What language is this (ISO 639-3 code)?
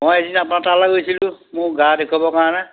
asm